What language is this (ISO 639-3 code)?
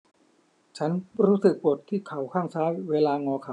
tha